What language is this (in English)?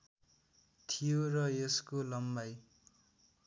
Nepali